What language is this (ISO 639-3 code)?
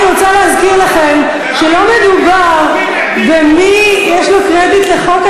heb